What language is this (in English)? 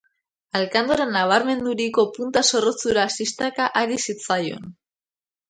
Basque